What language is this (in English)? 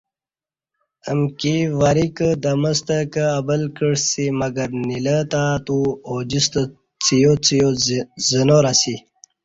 Kati